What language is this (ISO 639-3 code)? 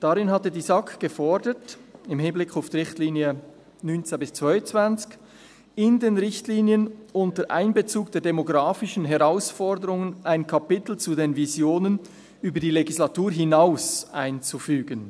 gsw